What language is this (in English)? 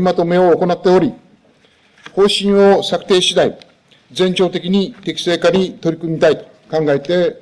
Japanese